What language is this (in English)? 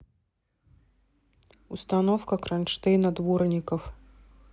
Russian